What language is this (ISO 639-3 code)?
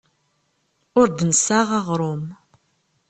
kab